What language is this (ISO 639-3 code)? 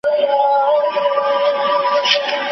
pus